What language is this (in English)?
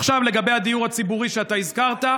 Hebrew